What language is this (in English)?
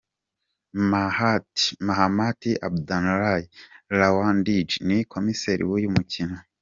Kinyarwanda